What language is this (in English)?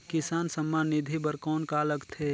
Chhattisgarhi